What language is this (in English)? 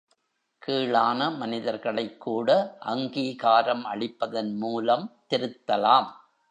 Tamil